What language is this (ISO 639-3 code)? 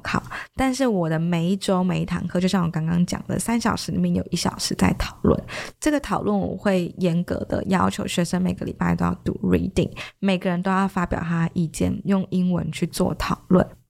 zho